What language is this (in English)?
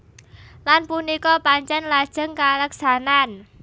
Javanese